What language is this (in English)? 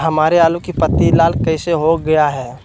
Magahi